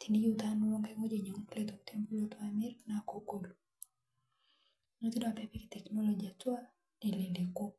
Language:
Masai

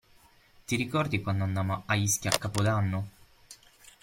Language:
Italian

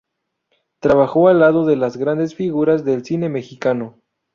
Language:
Spanish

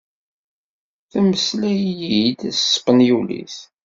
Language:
Kabyle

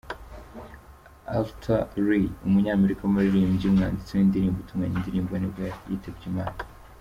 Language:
Kinyarwanda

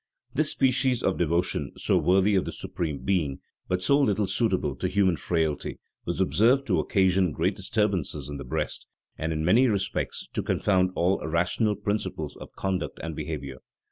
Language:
English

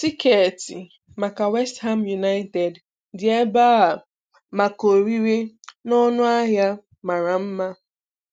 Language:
Igbo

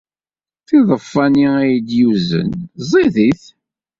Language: Kabyle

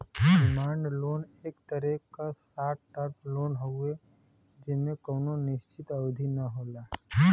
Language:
Bhojpuri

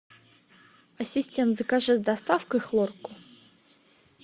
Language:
Russian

